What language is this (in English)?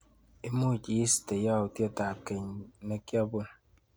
Kalenjin